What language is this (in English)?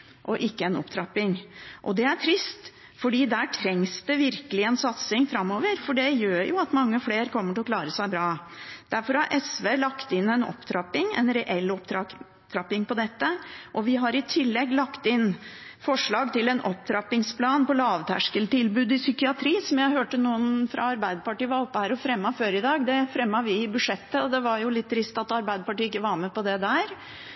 Norwegian Bokmål